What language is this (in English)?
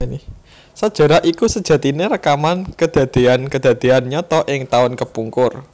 Javanese